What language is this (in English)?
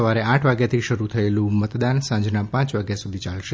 Gujarati